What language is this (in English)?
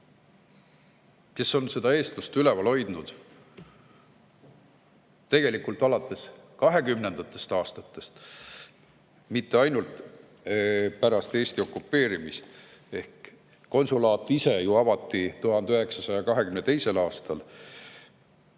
Estonian